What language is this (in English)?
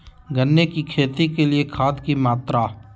Magahi